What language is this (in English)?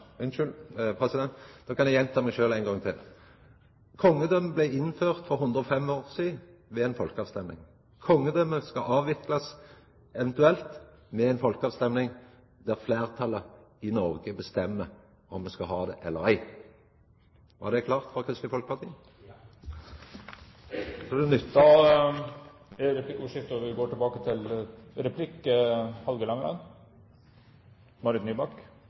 Norwegian